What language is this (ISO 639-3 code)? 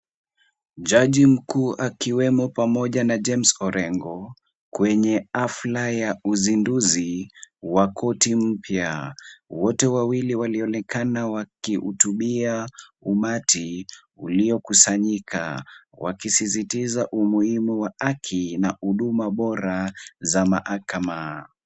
swa